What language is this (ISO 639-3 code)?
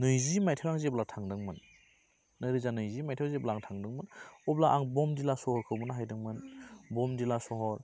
brx